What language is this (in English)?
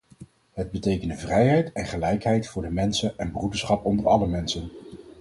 Dutch